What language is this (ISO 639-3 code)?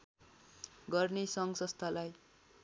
nep